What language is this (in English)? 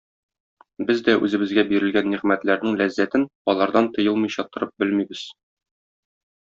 Tatar